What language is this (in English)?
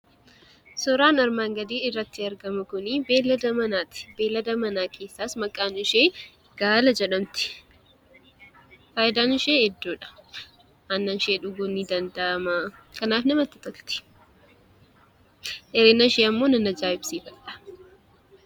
Oromo